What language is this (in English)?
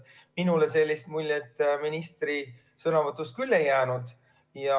Estonian